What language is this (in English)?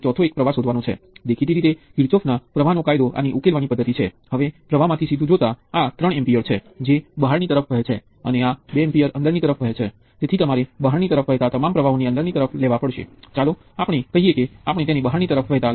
Gujarati